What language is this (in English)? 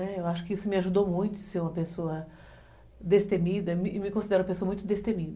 Portuguese